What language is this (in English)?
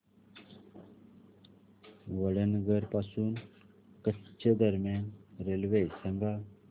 Marathi